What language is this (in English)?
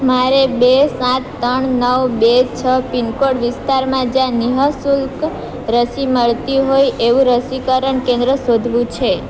Gujarati